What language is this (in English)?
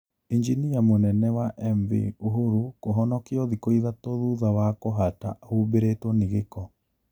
Kikuyu